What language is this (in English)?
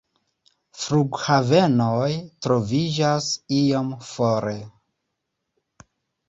Esperanto